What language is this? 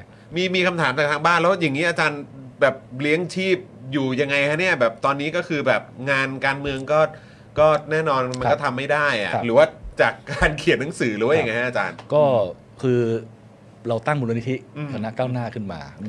Thai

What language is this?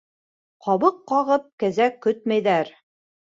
Bashkir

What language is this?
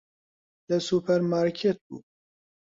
Central Kurdish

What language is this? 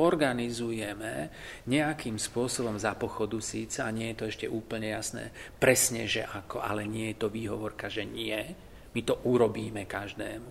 Slovak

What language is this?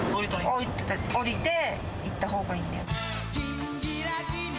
Japanese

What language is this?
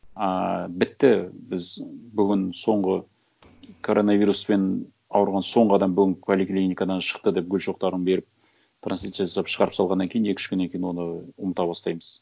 Kazakh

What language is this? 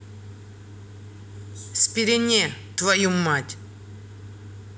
Russian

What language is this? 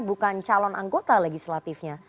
Indonesian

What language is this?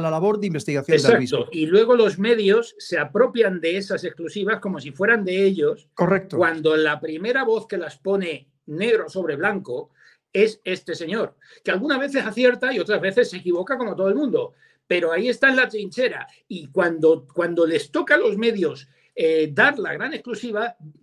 Spanish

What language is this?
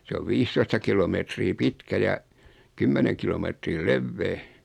Finnish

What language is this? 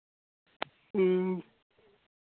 Santali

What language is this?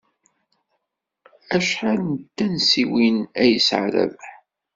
Kabyle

